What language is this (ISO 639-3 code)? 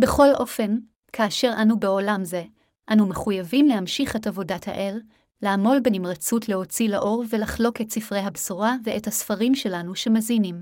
heb